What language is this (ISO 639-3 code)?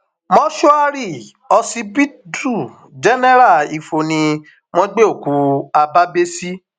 yor